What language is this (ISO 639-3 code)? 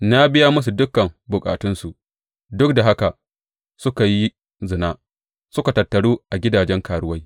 hau